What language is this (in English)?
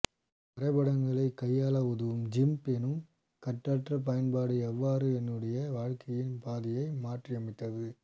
Tamil